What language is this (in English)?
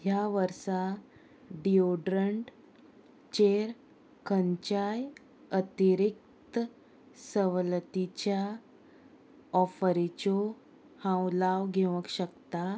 Konkani